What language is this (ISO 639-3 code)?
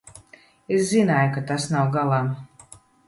lav